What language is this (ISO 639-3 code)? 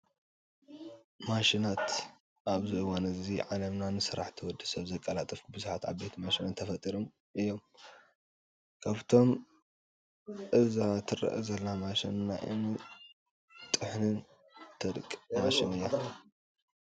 tir